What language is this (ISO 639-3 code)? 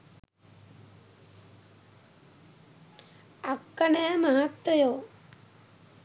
sin